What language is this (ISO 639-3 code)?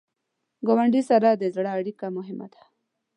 pus